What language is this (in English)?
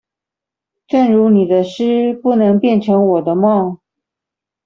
Chinese